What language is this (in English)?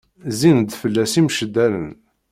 Kabyle